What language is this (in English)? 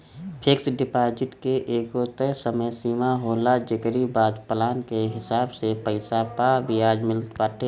Bhojpuri